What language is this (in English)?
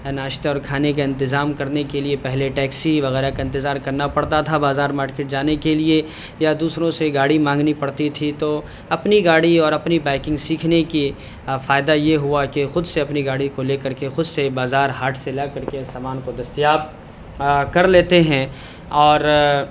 Urdu